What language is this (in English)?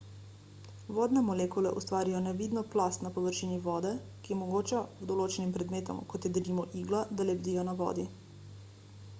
Slovenian